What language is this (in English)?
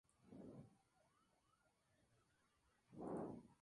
Spanish